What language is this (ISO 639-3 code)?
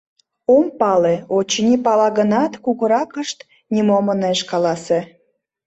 chm